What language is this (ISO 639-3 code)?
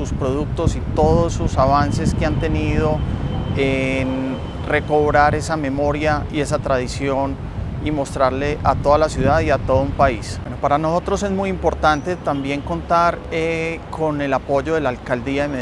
spa